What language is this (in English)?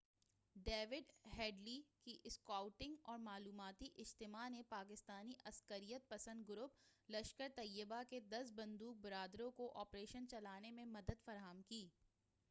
Urdu